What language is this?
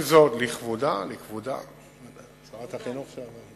Hebrew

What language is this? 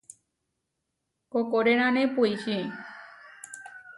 Huarijio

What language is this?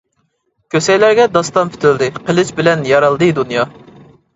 Uyghur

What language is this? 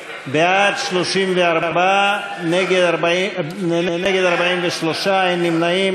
Hebrew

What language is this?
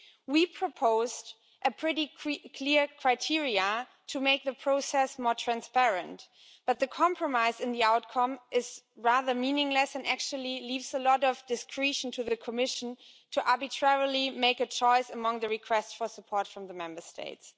English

